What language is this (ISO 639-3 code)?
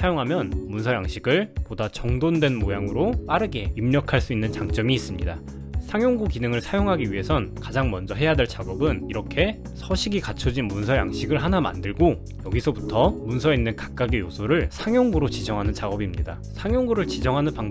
kor